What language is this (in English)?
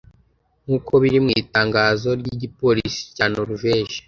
Kinyarwanda